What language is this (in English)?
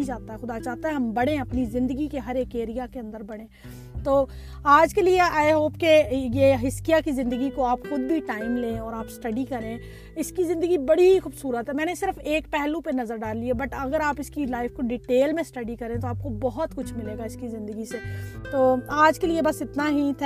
Urdu